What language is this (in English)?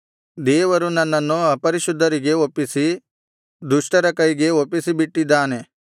Kannada